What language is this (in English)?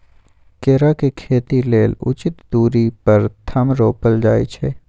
Magahi